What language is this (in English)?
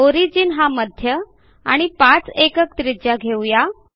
Marathi